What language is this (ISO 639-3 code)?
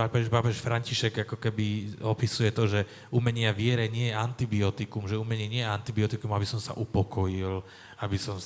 slk